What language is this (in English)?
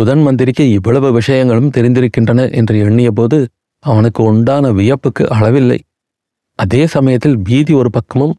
Tamil